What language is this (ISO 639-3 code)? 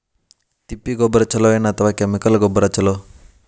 kan